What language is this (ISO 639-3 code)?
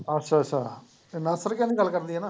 pan